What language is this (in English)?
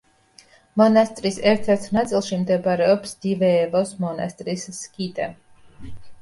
Georgian